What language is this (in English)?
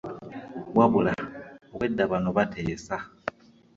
Ganda